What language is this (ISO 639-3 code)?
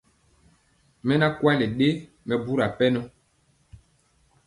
mcx